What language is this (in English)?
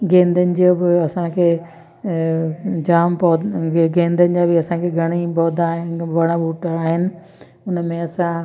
Sindhi